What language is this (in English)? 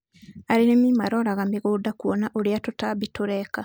Kikuyu